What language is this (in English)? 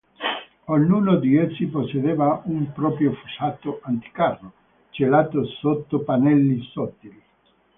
Italian